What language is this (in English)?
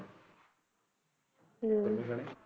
Punjabi